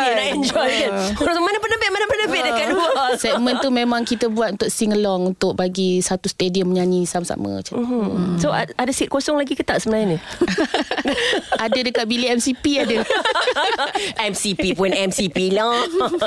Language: Malay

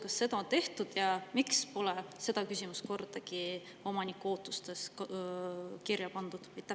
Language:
Estonian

